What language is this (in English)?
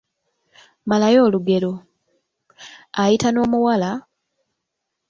Ganda